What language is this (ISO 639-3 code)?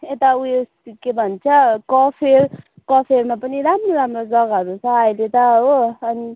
nep